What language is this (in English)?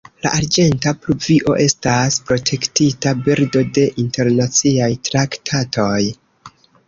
Esperanto